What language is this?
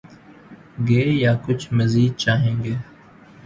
Urdu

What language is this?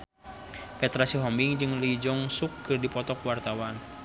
Sundanese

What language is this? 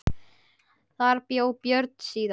Icelandic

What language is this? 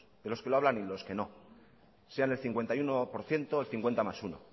Spanish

